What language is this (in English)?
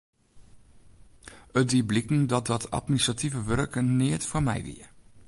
Western Frisian